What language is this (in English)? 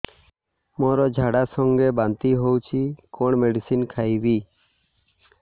Odia